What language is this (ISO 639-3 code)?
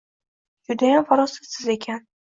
uzb